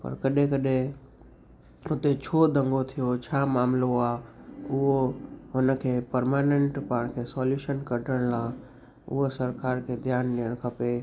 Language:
Sindhi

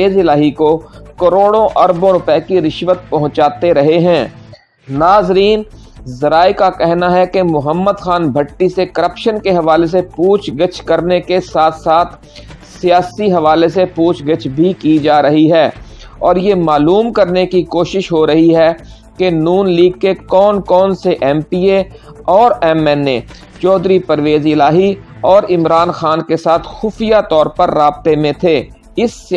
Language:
Urdu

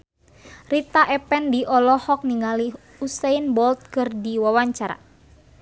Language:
Sundanese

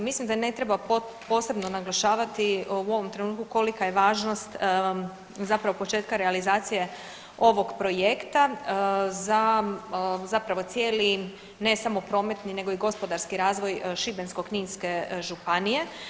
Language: Croatian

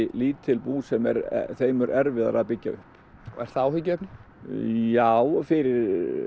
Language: Icelandic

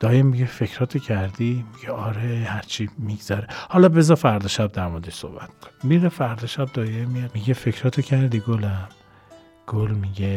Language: Persian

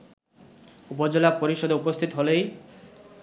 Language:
Bangla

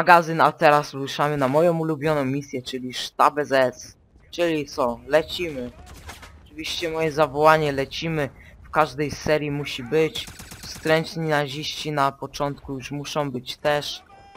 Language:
Polish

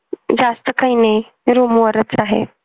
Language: Marathi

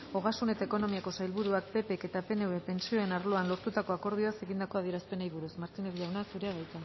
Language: Basque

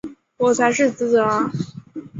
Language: Chinese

